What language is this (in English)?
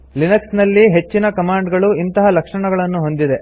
Kannada